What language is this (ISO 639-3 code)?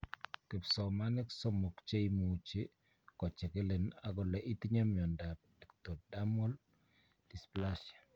kln